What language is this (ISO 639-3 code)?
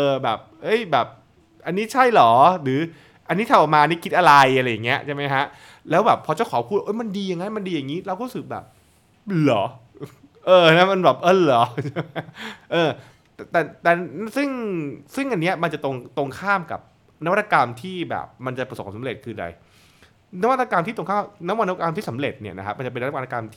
tha